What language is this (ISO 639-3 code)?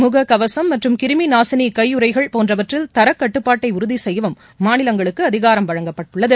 tam